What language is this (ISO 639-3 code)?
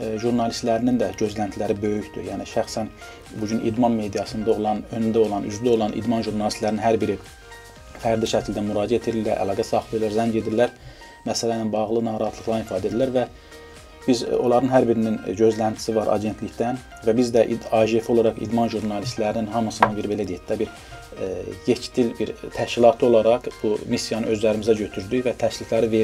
tur